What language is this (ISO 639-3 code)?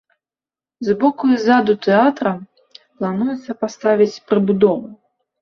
bel